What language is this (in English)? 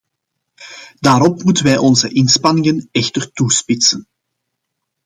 Dutch